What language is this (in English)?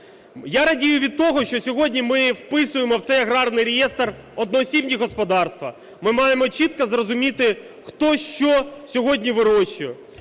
Ukrainian